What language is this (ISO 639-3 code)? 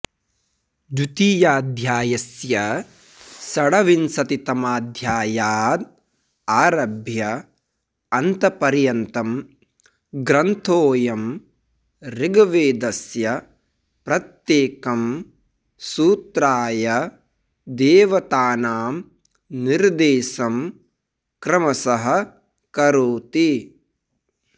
san